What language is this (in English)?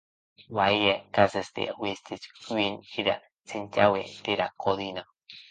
Occitan